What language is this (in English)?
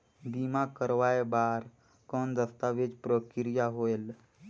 Chhattisgarhi